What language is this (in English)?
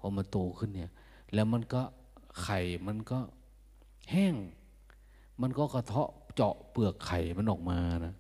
Thai